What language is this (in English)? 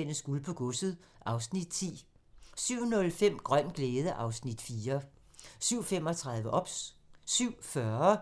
Danish